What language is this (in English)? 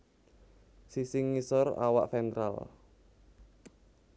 Javanese